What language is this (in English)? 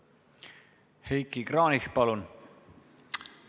Estonian